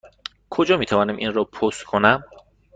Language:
Persian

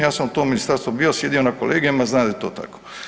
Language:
Croatian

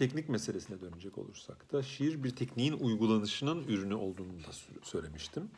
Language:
Turkish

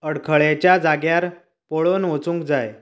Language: Konkani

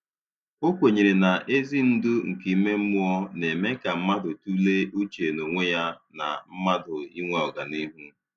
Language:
Igbo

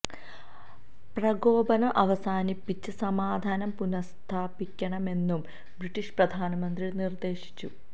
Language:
Malayalam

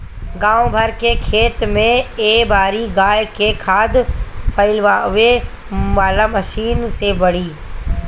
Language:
Bhojpuri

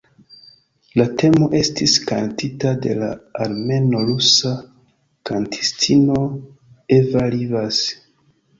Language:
Esperanto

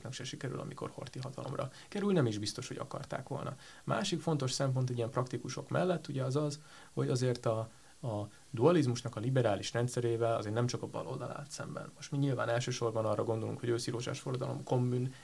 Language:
Hungarian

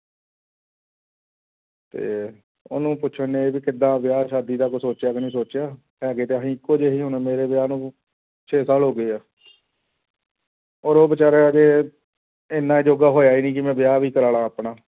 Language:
Punjabi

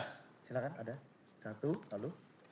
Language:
Indonesian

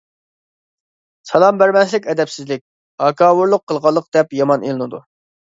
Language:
Uyghur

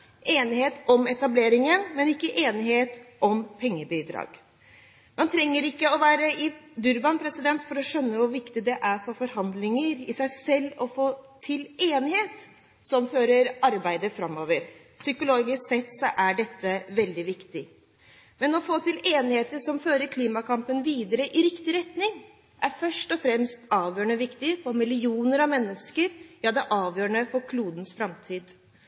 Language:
Norwegian Bokmål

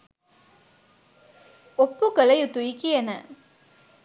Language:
Sinhala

